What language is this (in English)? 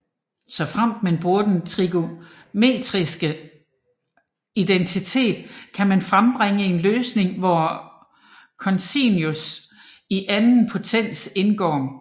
Danish